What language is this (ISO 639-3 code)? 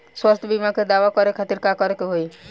bho